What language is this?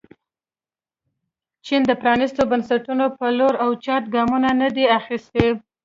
Pashto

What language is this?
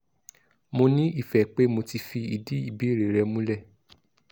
Yoruba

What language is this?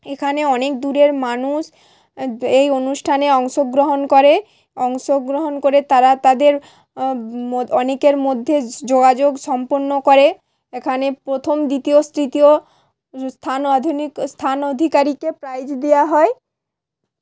Bangla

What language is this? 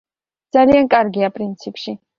Georgian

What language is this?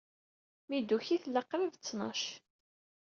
Kabyle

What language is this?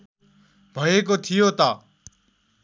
Nepali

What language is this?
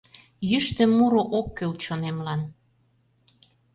Mari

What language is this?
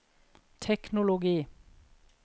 Norwegian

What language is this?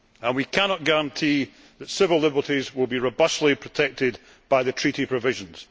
English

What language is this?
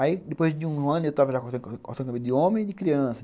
Portuguese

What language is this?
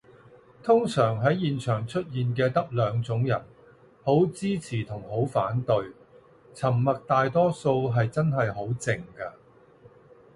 Cantonese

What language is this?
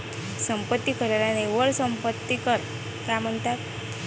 Marathi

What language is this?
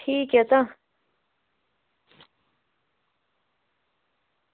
Dogri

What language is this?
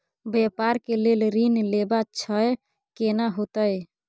Maithili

